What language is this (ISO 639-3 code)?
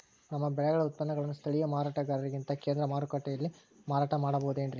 kan